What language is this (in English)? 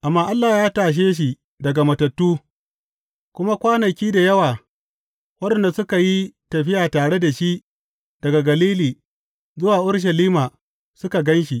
Hausa